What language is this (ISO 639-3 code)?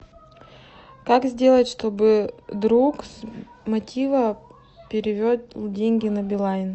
rus